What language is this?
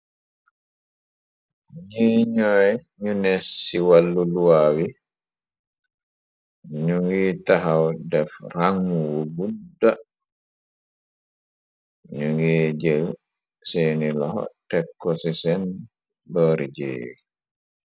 Wolof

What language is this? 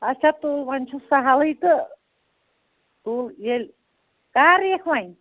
Kashmiri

